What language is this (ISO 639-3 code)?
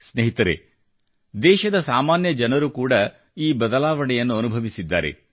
kan